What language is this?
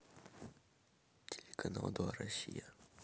Russian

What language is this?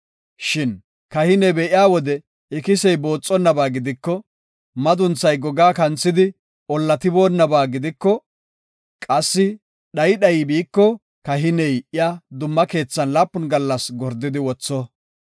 Gofa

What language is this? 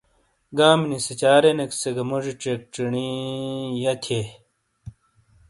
Shina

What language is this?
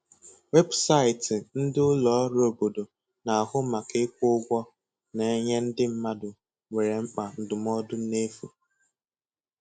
Igbo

